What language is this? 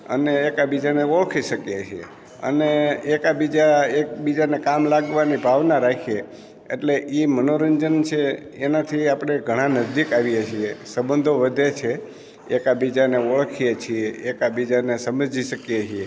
Gujarati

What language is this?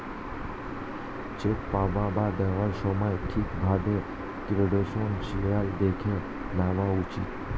Bangla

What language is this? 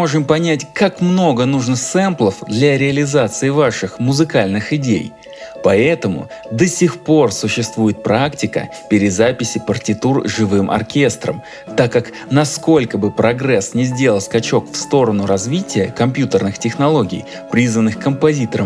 Russian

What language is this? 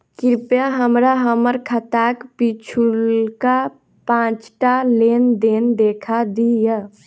Maithili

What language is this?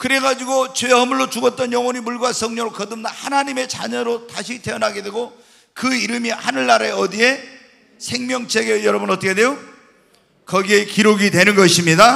Korean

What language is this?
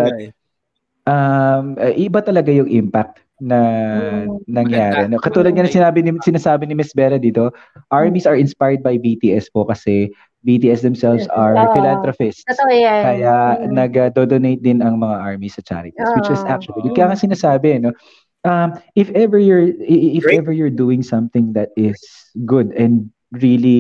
Filipino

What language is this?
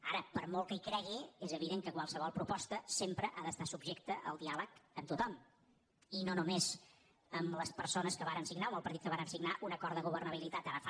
Catalan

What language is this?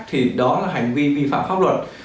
Vietnamese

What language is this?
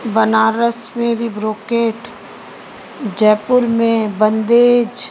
Sindhi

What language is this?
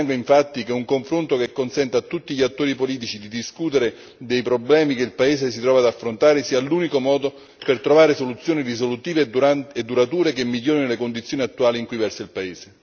Italian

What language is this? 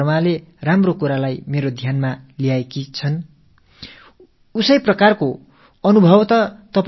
Tamil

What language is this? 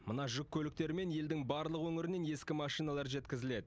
Kazakh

